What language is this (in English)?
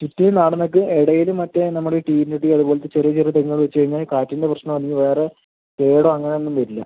Malayalam